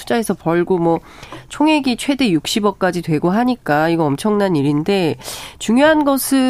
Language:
Korean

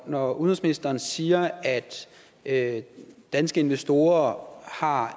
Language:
Danish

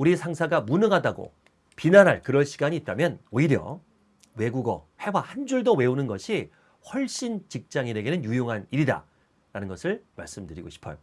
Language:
Korean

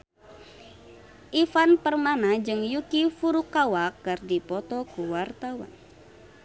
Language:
Sundanese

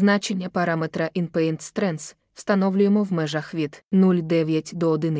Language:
Ukrainian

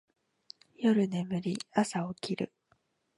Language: Japanese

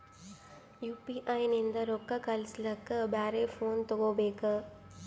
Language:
Kannada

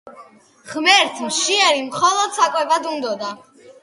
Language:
Georgian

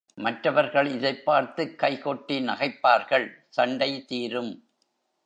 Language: Tamil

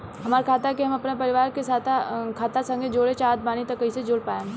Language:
Bhojpuri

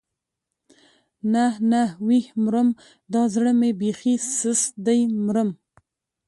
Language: Pashto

